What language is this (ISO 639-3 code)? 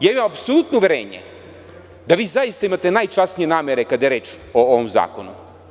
srp